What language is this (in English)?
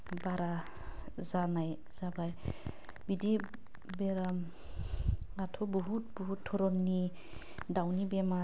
Bodo